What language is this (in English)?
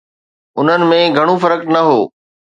Sindhi